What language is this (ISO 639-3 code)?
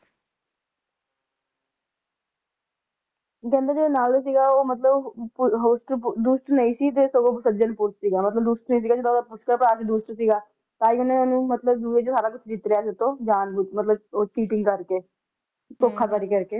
pan